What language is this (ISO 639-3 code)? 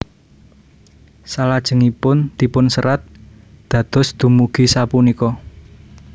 jav